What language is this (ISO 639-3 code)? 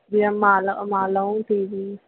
snd